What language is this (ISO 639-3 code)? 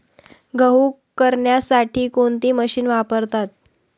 mar